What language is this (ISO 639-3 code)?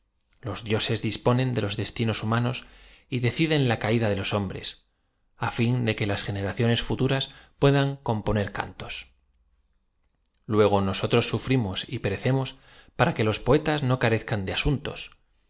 spa